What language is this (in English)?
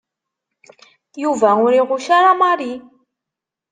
Kabyle